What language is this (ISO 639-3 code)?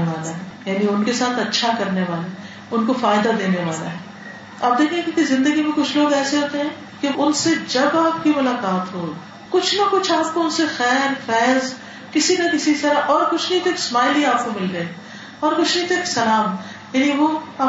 urd